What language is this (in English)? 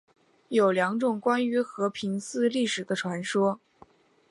Chinese